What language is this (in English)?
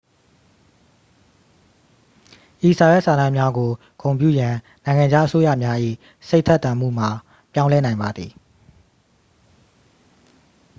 Burmese